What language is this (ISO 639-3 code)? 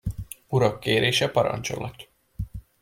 hun